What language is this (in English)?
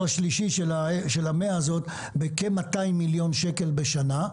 Hebrew